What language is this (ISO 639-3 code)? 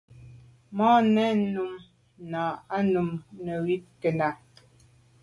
byv